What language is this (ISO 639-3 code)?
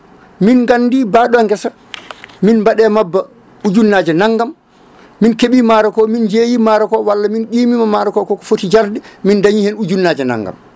ful